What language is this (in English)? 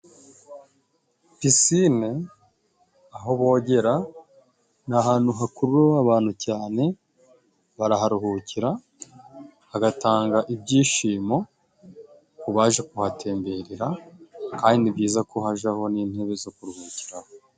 Kinyarwanda